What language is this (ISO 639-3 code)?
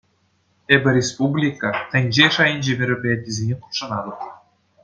chv